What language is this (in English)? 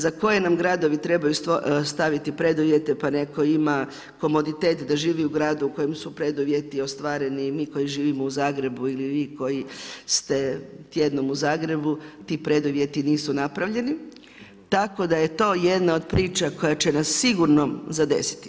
Croatian